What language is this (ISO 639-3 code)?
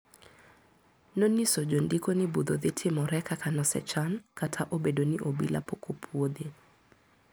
luo